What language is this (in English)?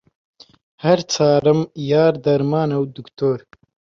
Central Kurdish